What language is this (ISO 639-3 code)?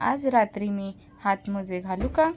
mar